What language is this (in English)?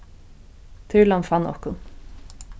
Faroese